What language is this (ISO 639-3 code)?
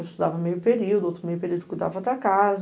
por